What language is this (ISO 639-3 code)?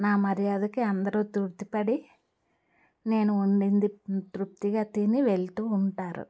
tel